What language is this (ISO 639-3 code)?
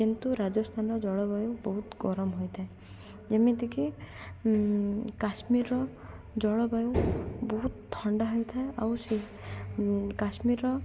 ori